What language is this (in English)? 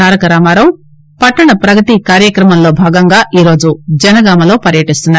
Telugu